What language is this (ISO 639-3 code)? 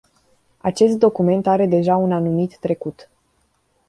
ron